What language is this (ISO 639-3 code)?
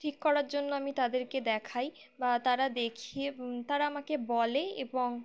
ben